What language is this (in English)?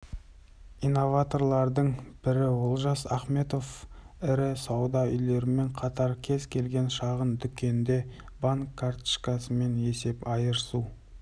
Kazakh